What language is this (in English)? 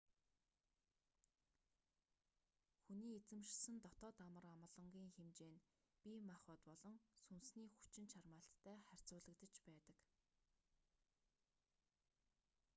Mongolian